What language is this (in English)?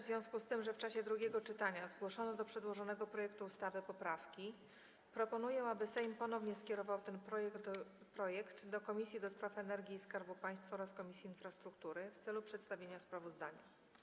Polish